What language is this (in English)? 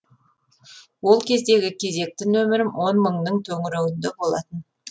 Kazakh